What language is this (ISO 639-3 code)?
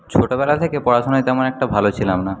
ben